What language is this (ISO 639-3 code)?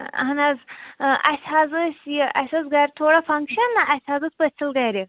kas